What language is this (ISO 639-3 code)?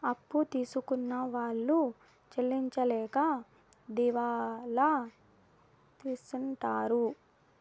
tel